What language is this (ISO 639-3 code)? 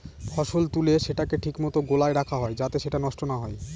ben